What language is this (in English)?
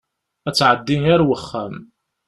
Kabyle